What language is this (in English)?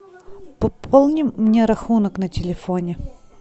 Russian